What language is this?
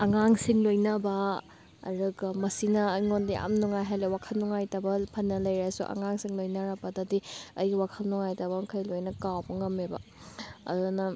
Manipuri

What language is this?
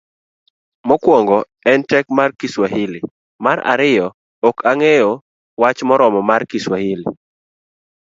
Luo (Kenya and Tanzania)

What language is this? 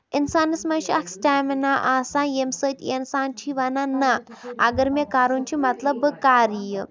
Kashmiri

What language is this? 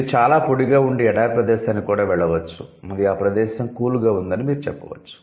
Telugu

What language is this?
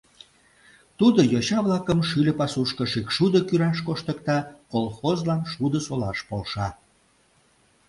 Mari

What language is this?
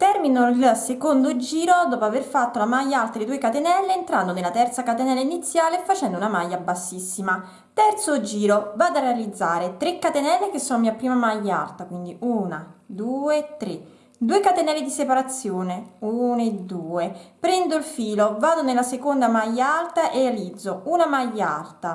Italian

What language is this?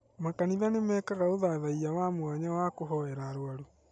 Kikuyu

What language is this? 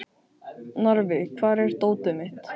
Icelandic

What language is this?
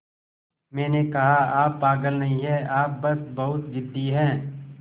Hindi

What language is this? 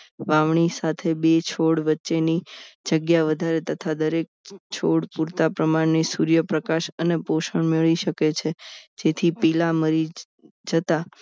Gujarati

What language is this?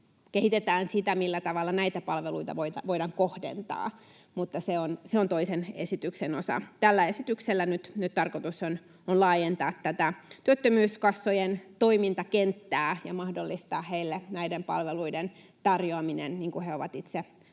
Finnish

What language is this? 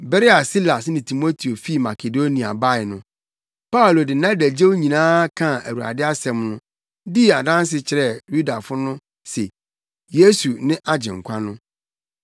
Akan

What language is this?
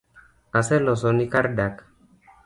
Luo (Kenya and Tanzania)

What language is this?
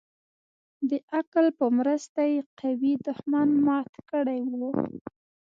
Pashto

